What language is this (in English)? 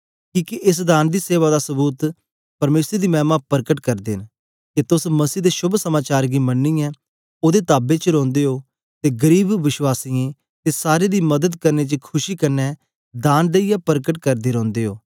Dogri